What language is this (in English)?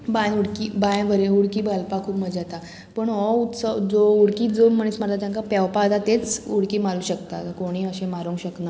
Konkani